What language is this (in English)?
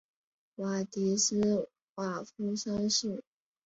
Chinese